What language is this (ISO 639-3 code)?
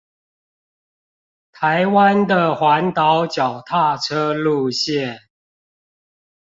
zho